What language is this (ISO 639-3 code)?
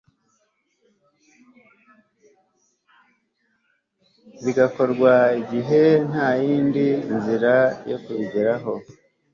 kin